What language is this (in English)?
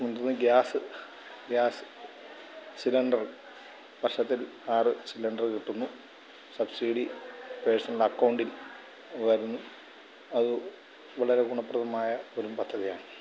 Malayalam